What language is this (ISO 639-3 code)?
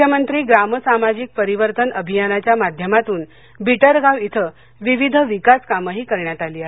mar